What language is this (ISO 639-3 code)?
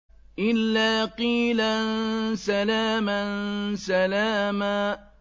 ara